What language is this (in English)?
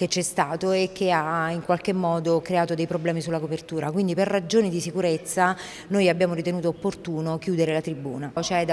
Italian